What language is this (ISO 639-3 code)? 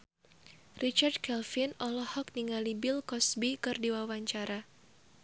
sun